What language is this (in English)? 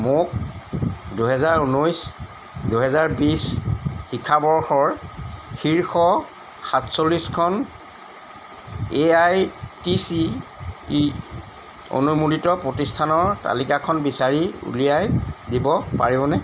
Assamese